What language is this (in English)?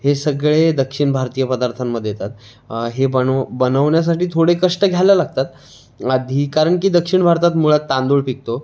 Marathi